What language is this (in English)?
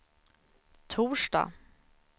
Swedish